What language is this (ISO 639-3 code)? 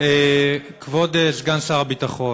heb